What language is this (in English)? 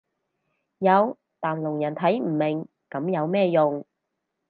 Cantonese